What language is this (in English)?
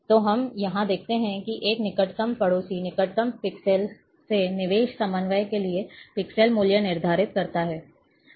Hindi